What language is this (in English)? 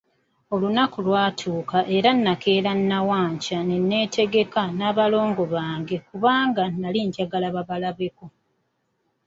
Ganda